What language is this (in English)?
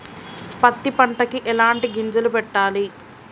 Telugu